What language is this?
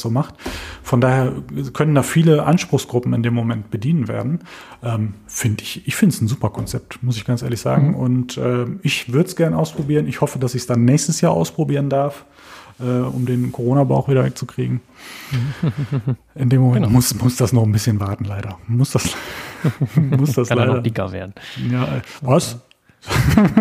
German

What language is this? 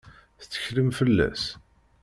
Kabyle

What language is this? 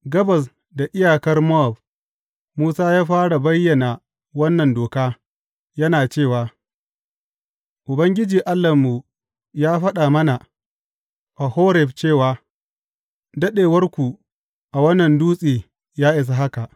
Hausa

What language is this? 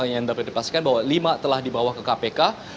Indonesian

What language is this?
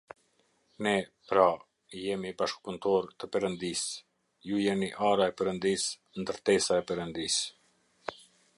Albanian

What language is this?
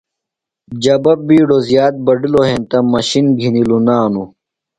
Phalura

